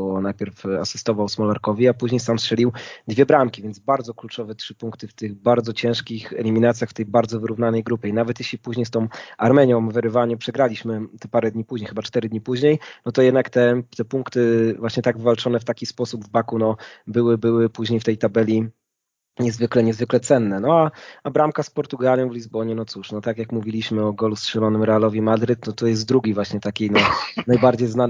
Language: Polish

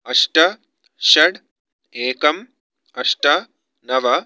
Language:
Sanskrit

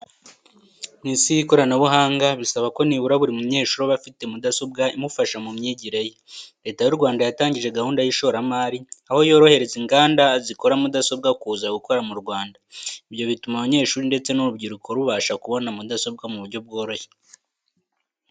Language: Kinyarwanda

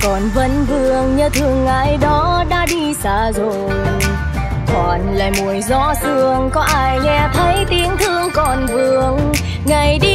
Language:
Vietnamese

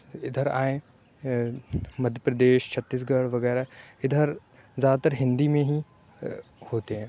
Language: Urdu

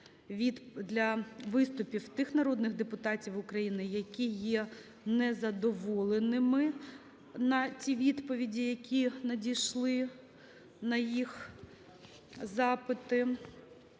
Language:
Ukrainian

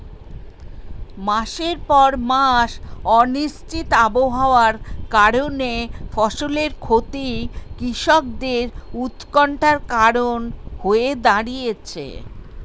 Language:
Bangla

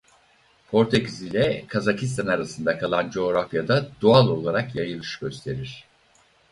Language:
Turkish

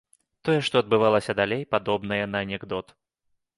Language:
Belarusian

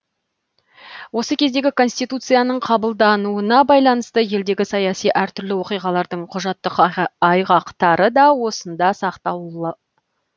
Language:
Kazakh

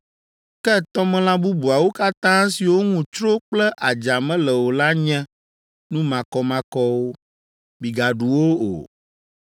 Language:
Ewe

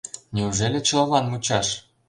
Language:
Mari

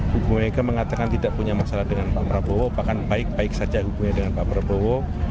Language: Indonesian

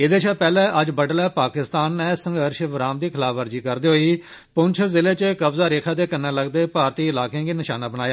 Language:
Dogri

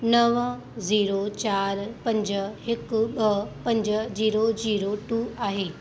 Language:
Sindhi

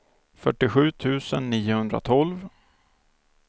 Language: Swedish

